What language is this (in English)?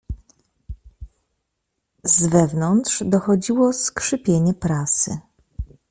Polish